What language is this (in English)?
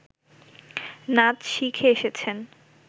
Bangla